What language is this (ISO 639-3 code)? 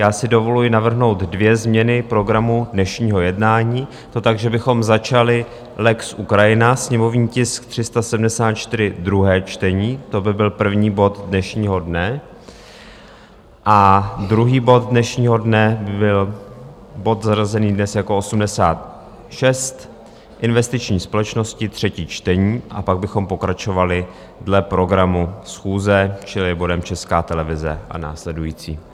ces